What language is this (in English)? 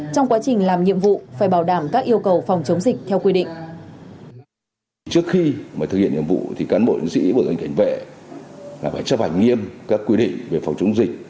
Vietnamese